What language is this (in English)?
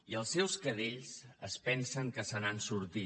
Catalan